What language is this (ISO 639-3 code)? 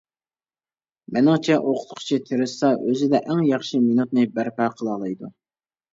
uig